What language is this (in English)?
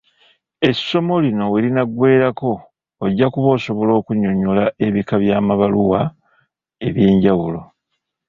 Ganda